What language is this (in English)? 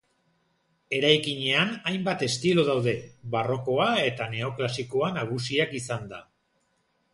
Basque